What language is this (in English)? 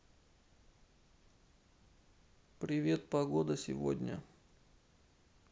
Russian